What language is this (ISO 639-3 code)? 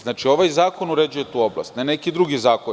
srp